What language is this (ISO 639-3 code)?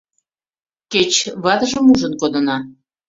chm